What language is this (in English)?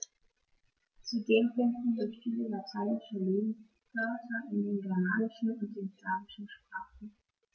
German